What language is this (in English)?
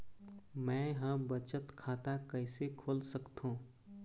Chhattisgarhi